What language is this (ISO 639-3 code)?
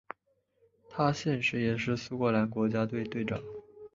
zho